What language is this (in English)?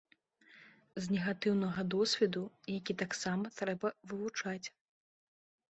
Belarusian